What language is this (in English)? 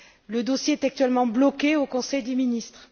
French